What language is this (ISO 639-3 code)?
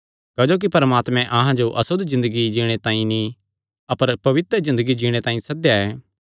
xnr